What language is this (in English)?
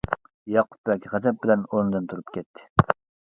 Uyghur